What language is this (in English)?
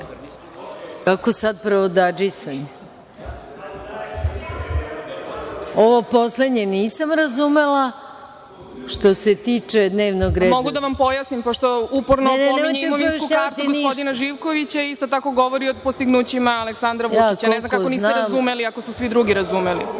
Serbian